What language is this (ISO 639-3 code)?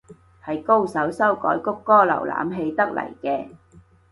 yue